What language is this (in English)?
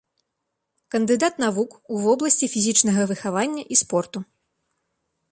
Belarusian